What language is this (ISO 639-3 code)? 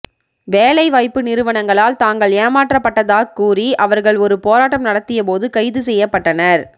tam